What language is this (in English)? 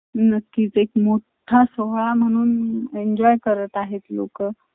Marathi